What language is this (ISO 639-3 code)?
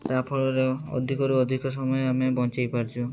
ori